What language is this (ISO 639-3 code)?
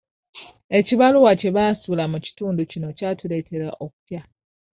lug